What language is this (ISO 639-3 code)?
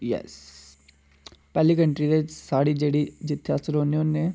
doi